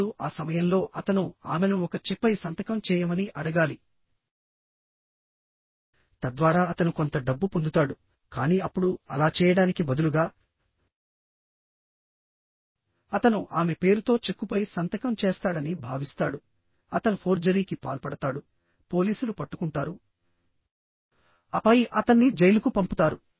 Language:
Telugu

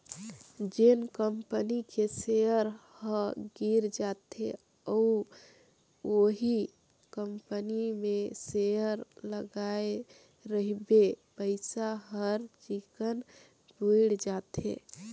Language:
Chhattisgarhi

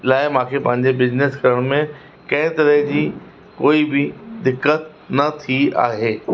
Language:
Sindhi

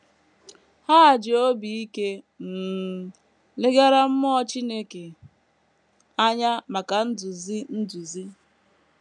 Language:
Igbo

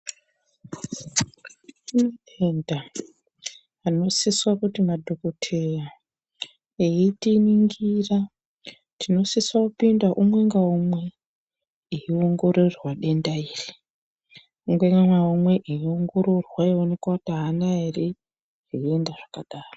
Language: Ndau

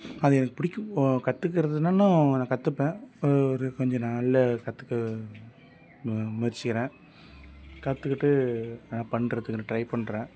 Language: Tamil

